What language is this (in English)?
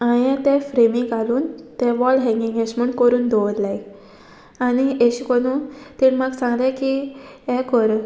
Konkani